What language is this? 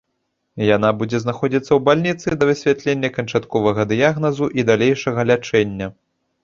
Belarusian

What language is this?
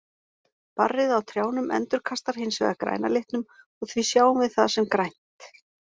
Icelandic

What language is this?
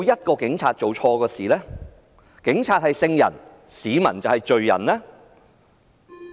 Cantonese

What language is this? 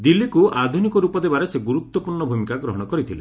Odia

